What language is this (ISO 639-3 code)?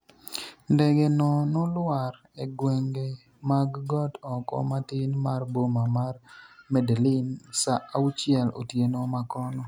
luo